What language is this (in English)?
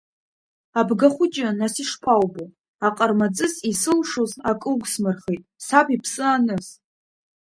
Abkhazian